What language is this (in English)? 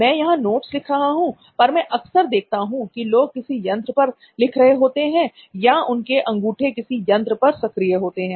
Hindi